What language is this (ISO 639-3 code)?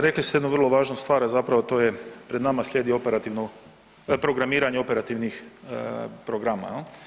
hrv